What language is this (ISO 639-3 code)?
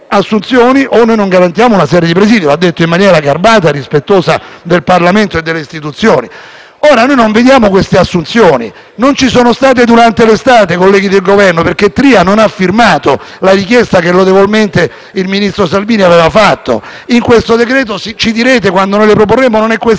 ita